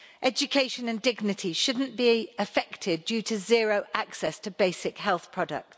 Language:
English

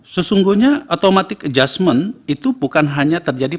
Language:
Indonesian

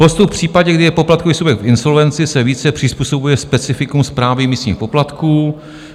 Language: Czech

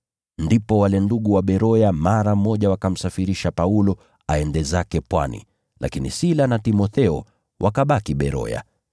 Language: Swahili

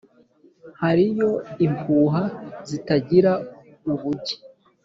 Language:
Kinyarwanda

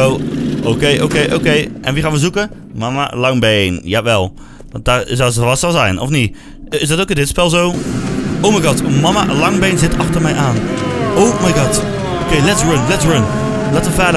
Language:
Dutch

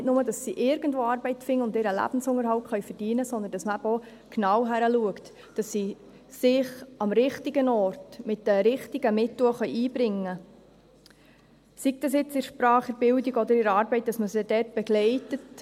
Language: Swiss German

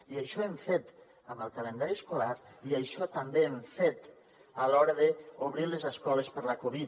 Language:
Catalan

